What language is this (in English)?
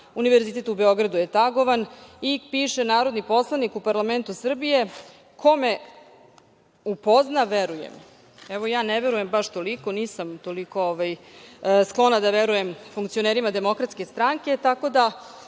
Serbian